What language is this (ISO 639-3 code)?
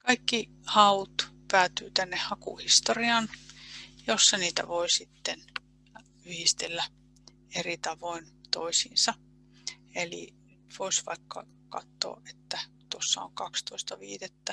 fin